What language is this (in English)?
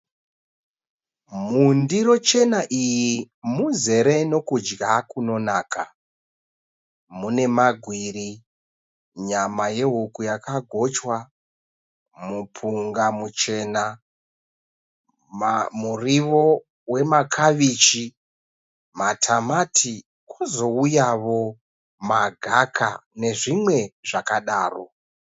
Shona